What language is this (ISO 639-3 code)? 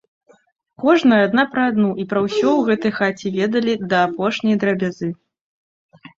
bel